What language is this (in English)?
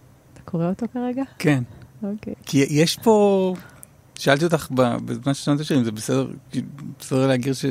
Hebrew